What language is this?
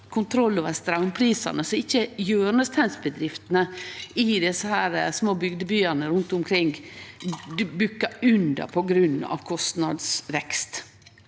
Norwegian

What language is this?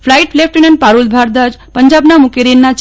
Gujarati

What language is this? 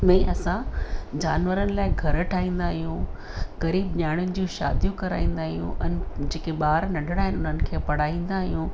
Sindhi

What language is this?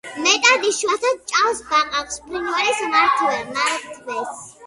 Georgian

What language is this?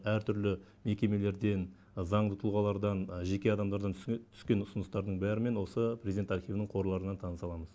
Kazakh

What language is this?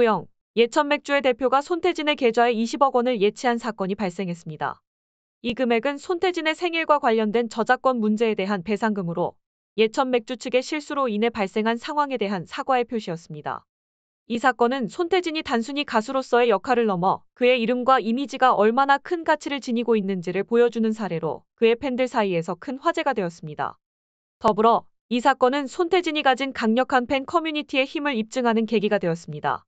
Korean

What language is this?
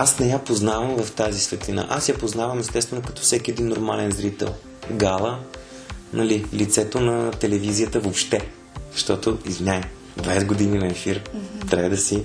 Bulgarian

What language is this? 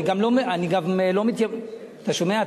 Hebrew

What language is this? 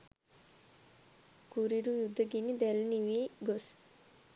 Sinhala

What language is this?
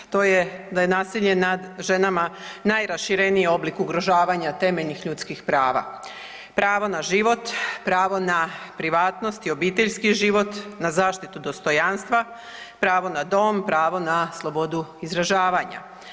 Croatian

